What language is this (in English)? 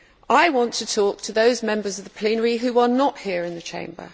English